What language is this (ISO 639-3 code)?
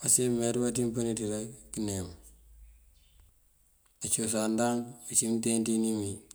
mfv